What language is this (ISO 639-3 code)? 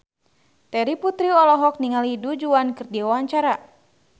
sun